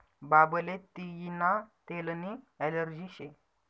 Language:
Marathi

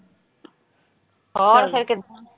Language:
Punjabi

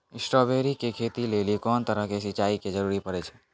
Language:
Maithili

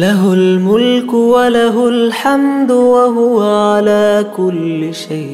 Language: Arabic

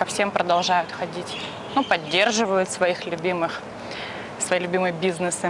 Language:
Russian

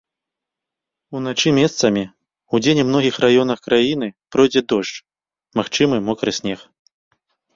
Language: Belarusian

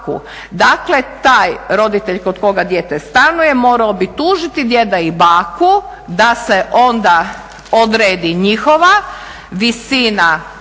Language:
Croatian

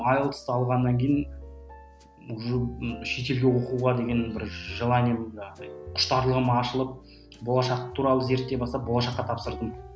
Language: Kazakh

